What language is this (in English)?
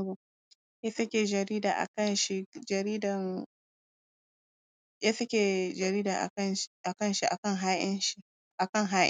Hausa